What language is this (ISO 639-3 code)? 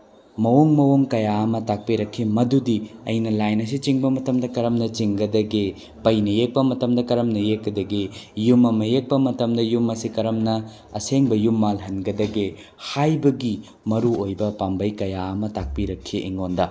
mni